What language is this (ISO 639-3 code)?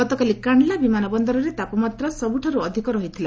ori